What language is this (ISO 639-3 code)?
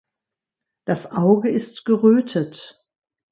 deu